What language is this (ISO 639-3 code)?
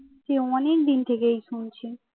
ben